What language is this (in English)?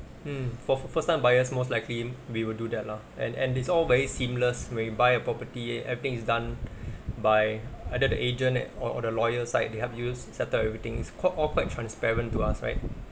English